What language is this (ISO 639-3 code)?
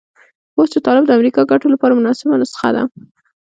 pus